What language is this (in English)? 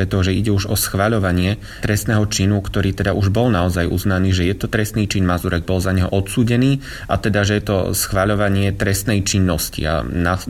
Slovak